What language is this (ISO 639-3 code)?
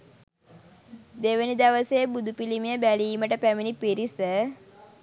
sin